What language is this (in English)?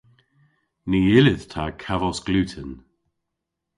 Cornish